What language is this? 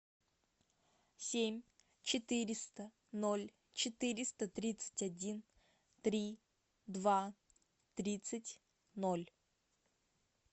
Russian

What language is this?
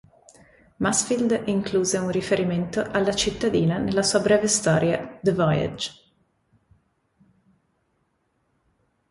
Italian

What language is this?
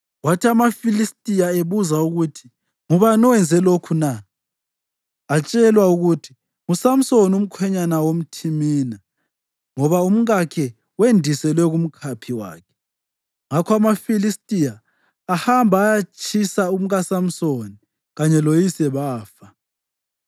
North Ndebele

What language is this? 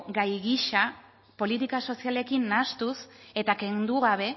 Basque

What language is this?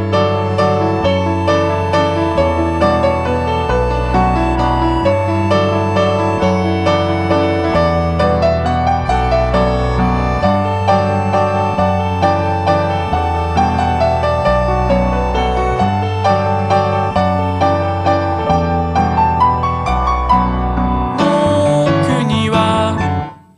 Vietnamese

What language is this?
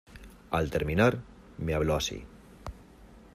Spanish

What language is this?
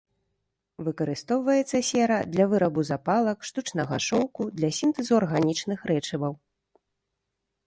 Belarusian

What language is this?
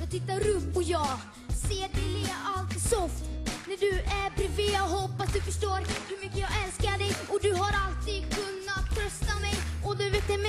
Swedish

